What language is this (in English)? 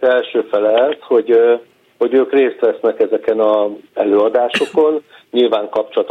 Hungarian